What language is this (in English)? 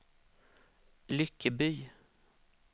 Swedish